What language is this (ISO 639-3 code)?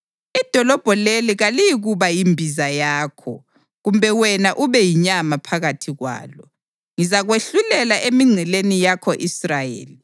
nde